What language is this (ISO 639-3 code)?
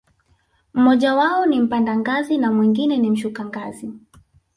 swa